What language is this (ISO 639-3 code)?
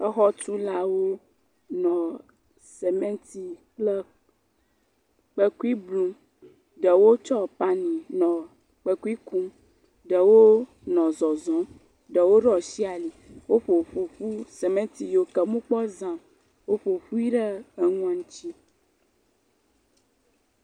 ewe